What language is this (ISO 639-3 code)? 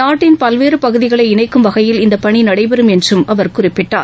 tam